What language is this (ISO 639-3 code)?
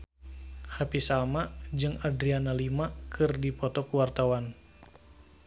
sun